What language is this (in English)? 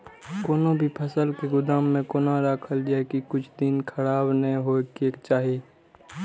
Maithili